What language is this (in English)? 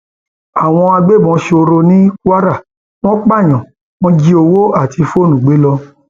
Yoruba